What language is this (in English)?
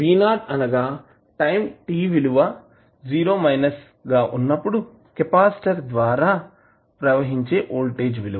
Telugu